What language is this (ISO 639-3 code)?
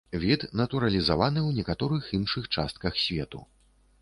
bel